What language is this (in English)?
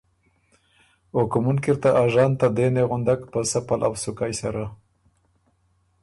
Ormuri